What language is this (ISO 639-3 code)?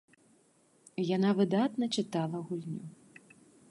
bel